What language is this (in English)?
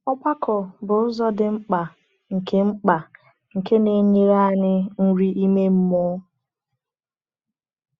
Igbo